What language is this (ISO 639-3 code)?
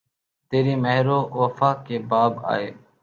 urd